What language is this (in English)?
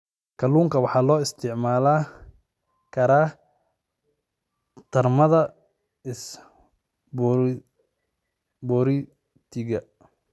Somali